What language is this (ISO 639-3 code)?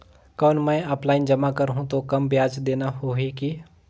hne